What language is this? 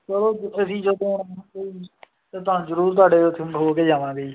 Punjabi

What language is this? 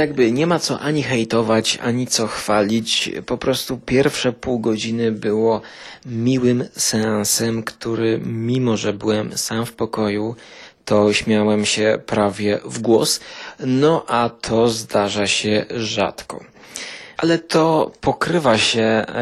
Polish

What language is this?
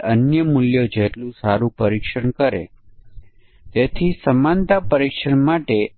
Gujarati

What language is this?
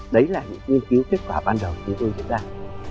Vietnamese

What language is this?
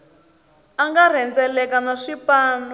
Tsonga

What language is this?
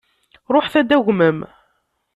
Kabyle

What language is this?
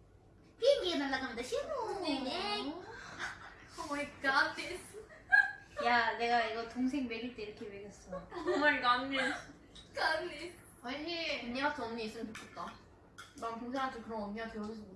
Korean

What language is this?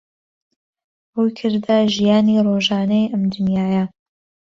Central Kurdish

